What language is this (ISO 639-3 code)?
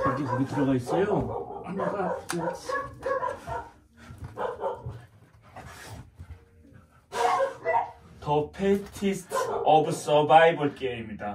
kor